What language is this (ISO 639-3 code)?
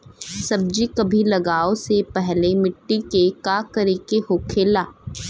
bho